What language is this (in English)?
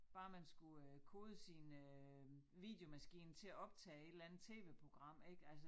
Danish